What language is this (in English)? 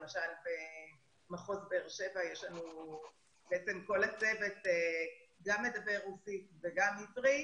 Hebrew